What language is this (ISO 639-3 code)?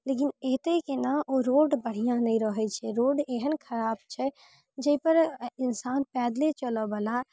mai